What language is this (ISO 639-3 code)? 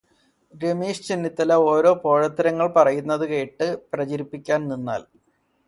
mal